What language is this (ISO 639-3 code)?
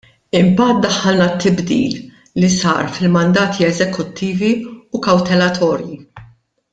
mlt